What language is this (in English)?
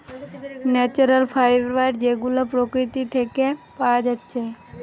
Bangla